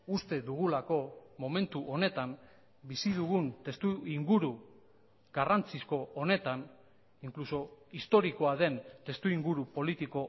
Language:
Basque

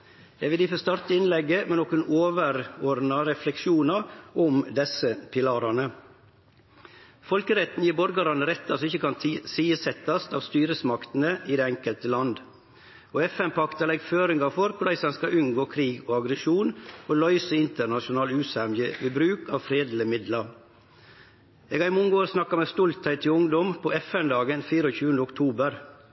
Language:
Norwegian Nynorsk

